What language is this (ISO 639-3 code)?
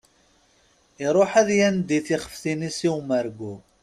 kab